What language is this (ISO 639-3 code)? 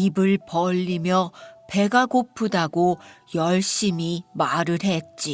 kor